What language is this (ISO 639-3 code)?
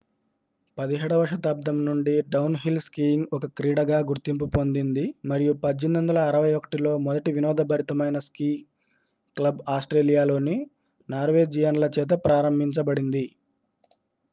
tel